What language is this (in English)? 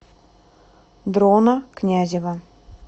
Russian